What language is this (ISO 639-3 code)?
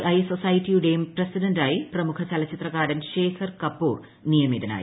mal